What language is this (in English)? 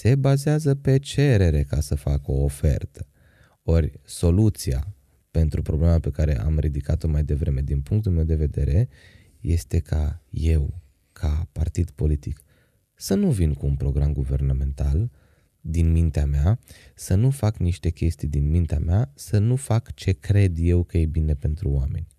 Romanian